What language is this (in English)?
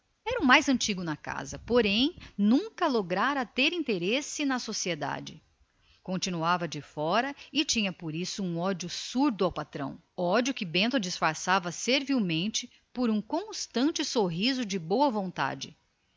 Portuguese